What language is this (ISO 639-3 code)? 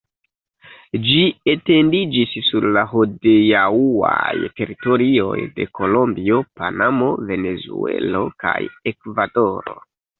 epo